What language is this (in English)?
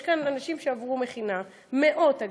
Hebrew